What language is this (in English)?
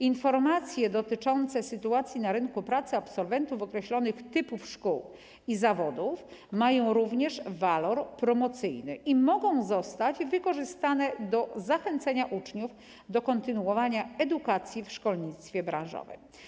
Polish